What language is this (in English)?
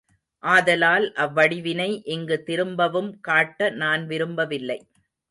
Tamil